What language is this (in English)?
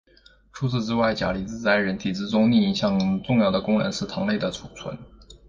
Chinese